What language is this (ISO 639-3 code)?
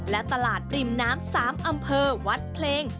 tha